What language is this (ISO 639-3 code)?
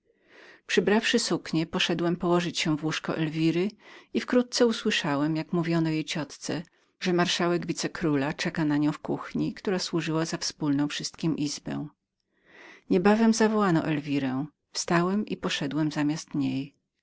pol